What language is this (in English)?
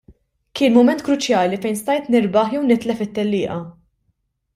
Maltese